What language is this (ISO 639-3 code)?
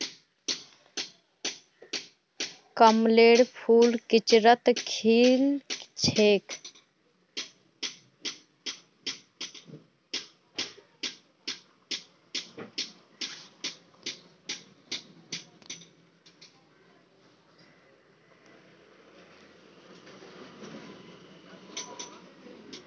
mag